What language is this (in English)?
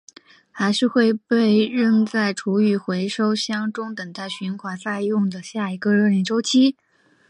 Chinese